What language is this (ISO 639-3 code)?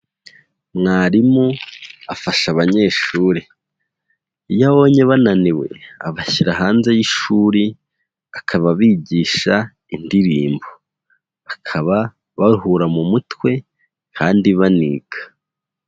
kin